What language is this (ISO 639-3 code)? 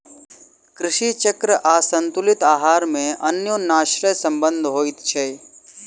mai